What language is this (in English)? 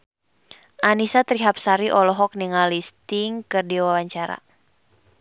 Sundanese